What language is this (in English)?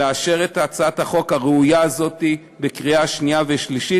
Hebrew